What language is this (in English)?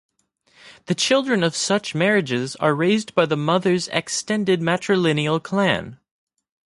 English